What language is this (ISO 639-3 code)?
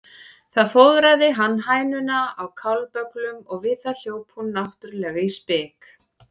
isl